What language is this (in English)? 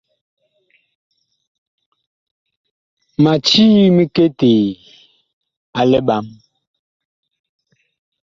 Bakoko